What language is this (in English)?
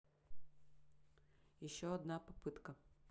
Russian